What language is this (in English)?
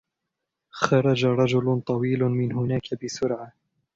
Arabic